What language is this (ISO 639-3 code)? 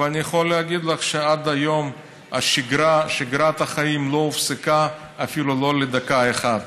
heb